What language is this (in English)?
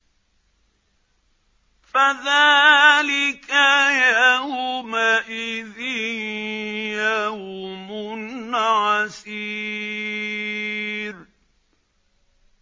Arabic